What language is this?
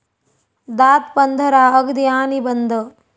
Marathi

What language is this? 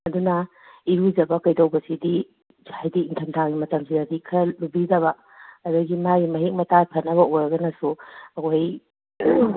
Manipuri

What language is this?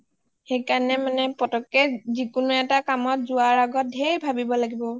Assamese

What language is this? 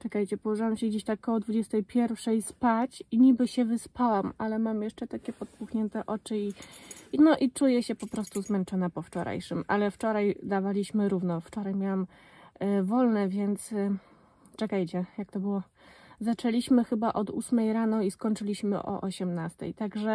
Polish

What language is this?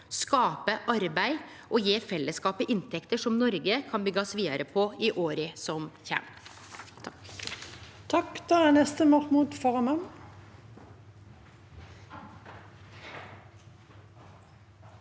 Norwegian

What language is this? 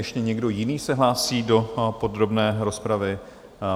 Czech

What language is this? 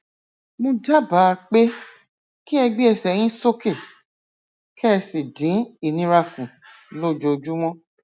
Yoruba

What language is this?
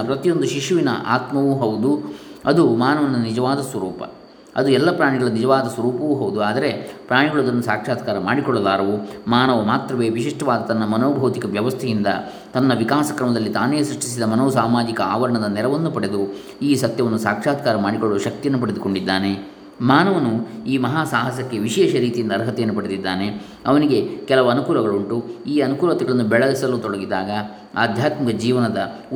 Kannada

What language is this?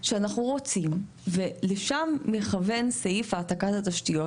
Hebrew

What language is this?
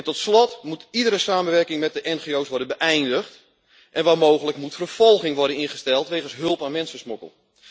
Dutch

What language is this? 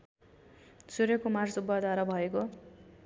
Nepali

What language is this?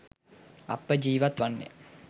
Sinhala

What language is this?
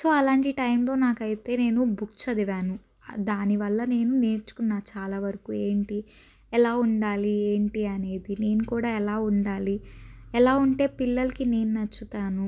Telugu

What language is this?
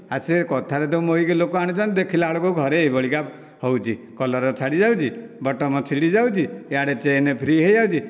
Odia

